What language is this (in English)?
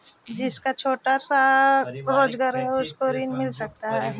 Magahi